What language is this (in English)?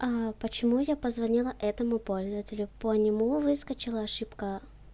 Russian